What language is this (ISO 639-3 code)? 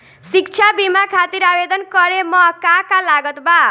bho